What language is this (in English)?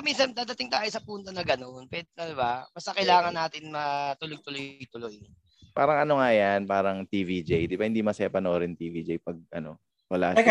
Filipino